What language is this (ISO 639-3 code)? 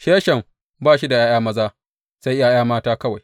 hau